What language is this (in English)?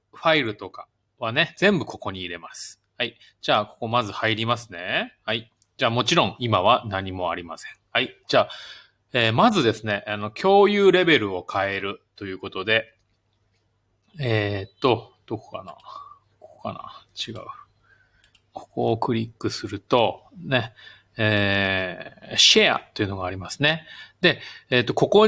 Japanese